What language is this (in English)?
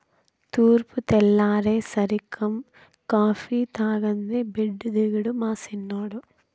Telugu